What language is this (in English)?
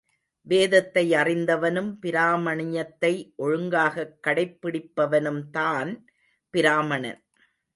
Tamil